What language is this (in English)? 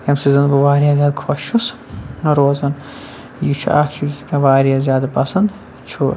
Kashmiri